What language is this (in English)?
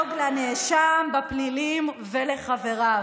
Hebrew